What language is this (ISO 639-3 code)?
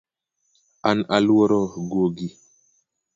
luo